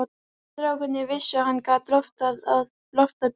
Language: Icelandic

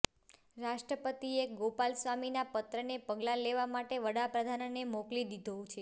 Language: Gujarati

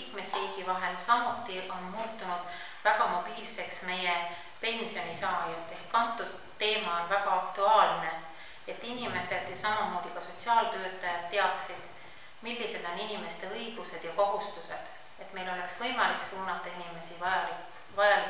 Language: Finnish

